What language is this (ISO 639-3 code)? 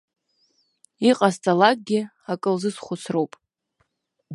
abk